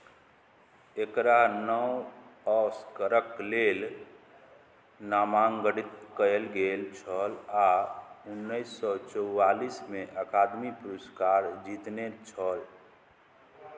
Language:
Maithili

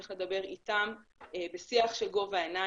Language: Hebrew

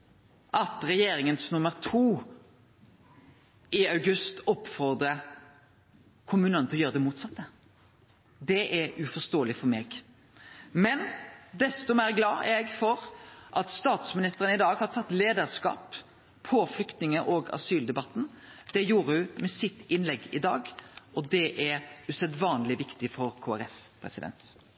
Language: Norwegian Nynorsk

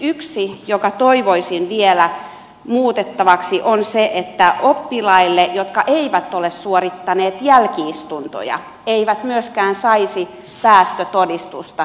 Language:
Finnish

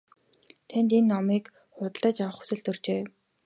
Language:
Mongolian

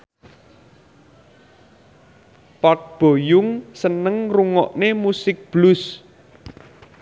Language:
Javanese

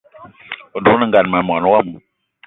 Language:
Eton (Cameroon)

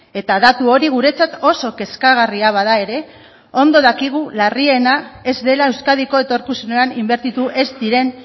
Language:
Basque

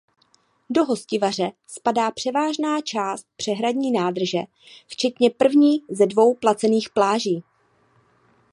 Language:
Czech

